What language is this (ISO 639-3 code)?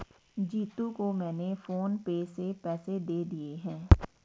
hin